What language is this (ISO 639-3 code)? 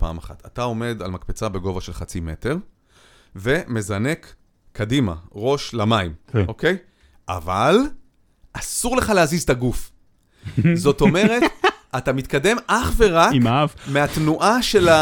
heb